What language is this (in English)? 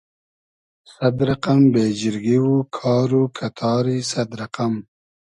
Hazaragi